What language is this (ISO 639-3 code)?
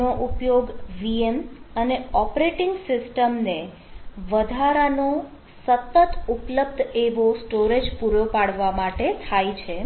guj